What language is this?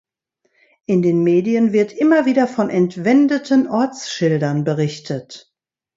German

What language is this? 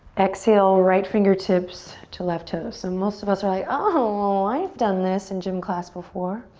English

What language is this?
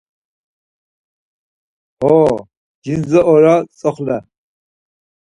Laz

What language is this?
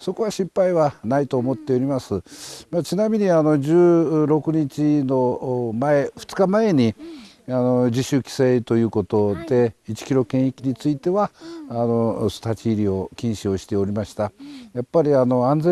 Japanese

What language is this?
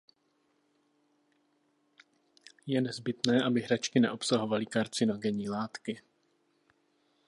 Czech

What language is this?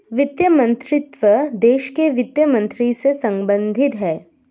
Hindi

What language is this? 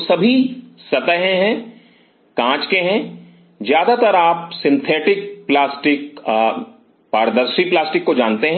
Hindi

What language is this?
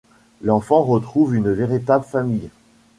French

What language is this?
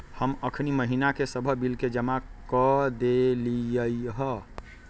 Magahi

